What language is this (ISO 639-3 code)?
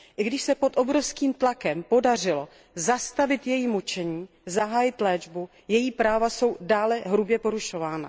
ces